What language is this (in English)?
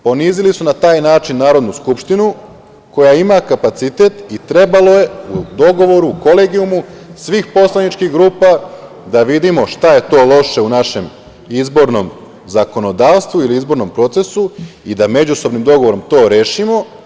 Serbian